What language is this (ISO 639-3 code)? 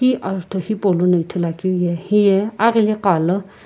nsm